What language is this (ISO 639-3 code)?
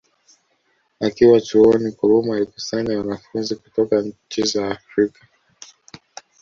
swa